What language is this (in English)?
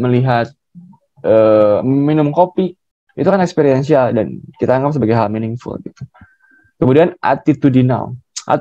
Indonesian